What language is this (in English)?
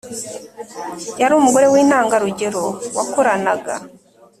Kinyarwanda